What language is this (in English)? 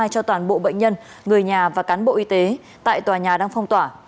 Vietnamese